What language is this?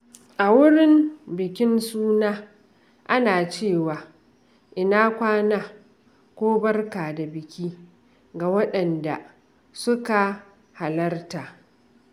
Hausa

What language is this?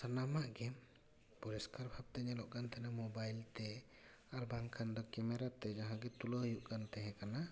Santali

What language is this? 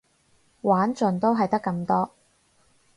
Cantonese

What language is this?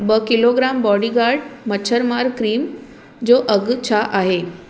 Sindhi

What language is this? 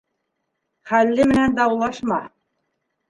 Bashkir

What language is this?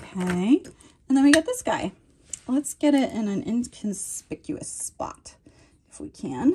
English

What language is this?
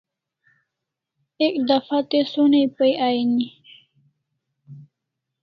Kalasha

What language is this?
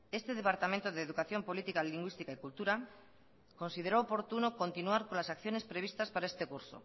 Spanish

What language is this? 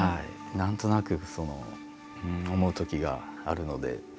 Japanese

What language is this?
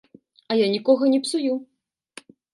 Belarusian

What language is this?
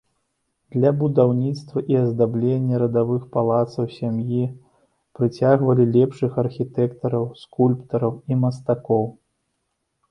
Belarusian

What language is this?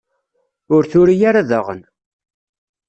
Kabyle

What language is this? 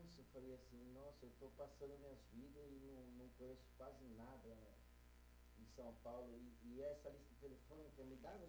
Portuguese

